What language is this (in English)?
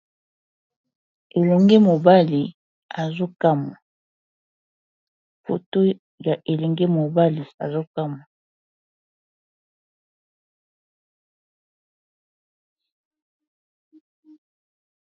Lingala